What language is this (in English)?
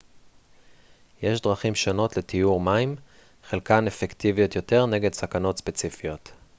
Hebrew